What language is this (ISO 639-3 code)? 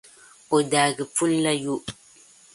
dag